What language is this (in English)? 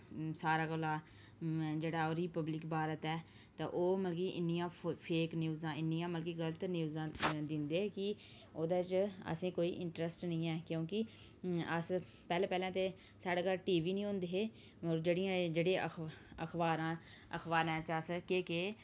Dogri